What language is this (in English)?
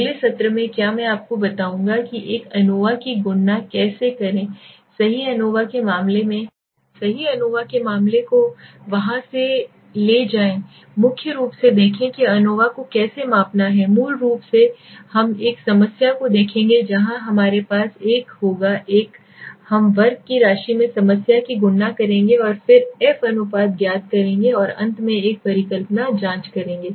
Hindi